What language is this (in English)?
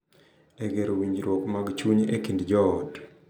Luo (Kenya and Tanzania)